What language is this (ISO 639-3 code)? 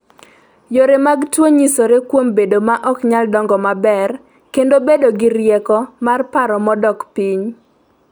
luo